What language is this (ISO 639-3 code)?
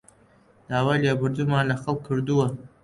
ckb